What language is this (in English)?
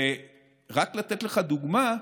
Hebrew